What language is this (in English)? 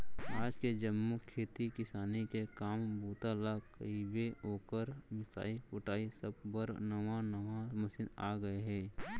Chhattisgarhi